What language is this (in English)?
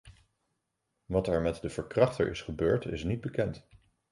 Dutch